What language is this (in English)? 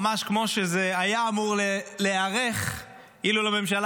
Hebrew